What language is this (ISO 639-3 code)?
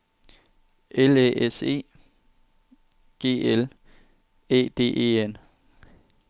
dan